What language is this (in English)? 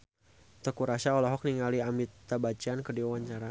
Sundanese